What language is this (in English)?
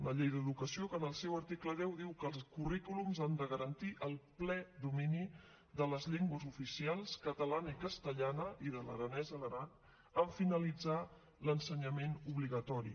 Catalan